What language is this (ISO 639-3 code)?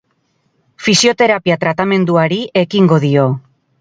eus